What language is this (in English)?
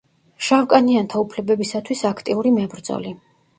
Georgian